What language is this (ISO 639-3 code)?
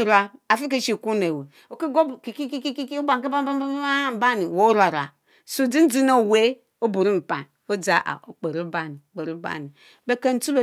mfo